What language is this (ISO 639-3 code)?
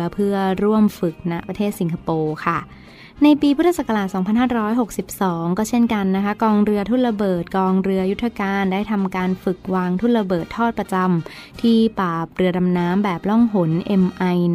tha